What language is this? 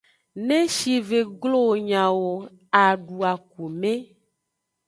Aja (Benin)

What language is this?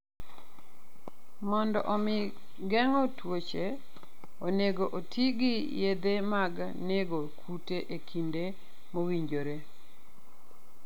Luo (Kenya and Tanzania)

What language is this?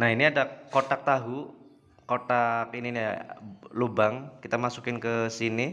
Indonesian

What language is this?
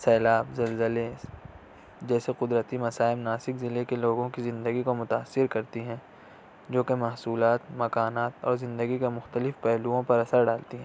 Urdu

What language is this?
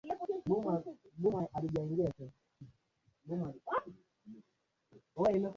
Swahili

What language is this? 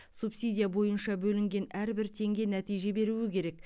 Kazakh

